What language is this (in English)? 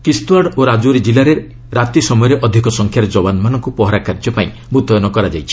Odia